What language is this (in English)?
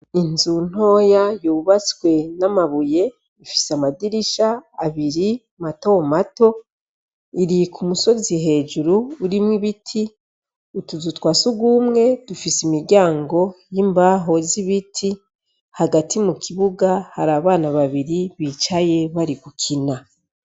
Rundi